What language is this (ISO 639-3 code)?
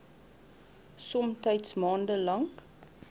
afr